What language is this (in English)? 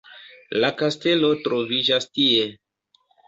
Esperanto